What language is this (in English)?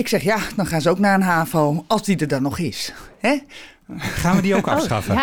Dutch